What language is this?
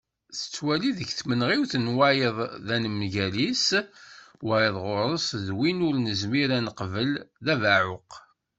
Kabyle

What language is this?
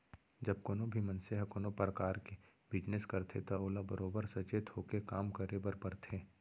Chhattisgarhi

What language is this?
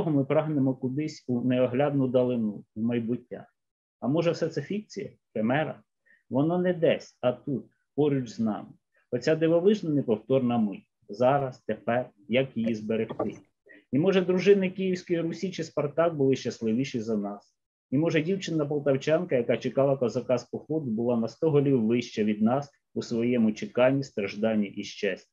Ukrainian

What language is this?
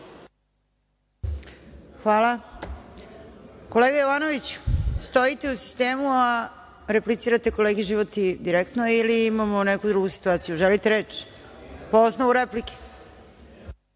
Serbian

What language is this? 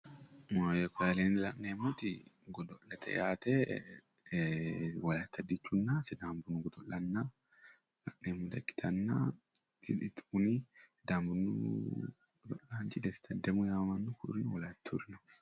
Sidamo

